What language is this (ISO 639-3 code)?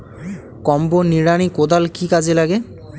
ben